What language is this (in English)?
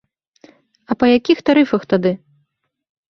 Belarusian